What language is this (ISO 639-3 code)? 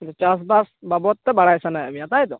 sat